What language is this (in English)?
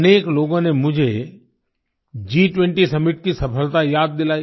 Hindi